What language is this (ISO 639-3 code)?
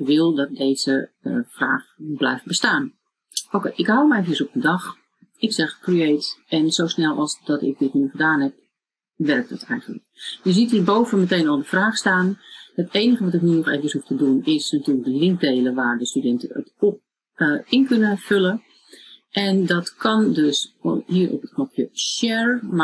nld